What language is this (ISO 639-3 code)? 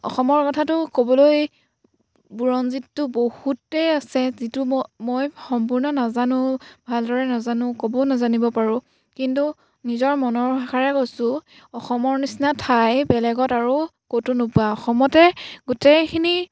asm